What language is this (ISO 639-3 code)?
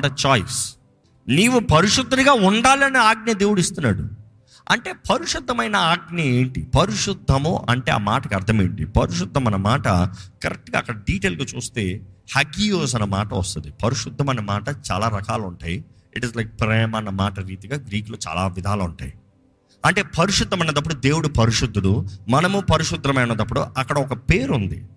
tel